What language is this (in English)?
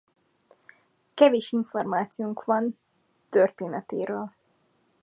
Hungarian